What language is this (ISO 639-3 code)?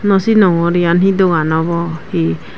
ccp